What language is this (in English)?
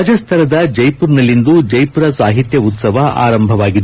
Kannada